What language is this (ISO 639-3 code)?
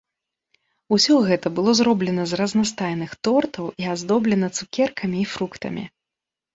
bel